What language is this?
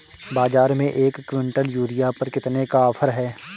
Hindi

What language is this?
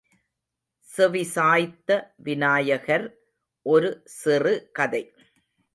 Tamil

